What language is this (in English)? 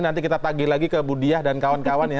Indonesian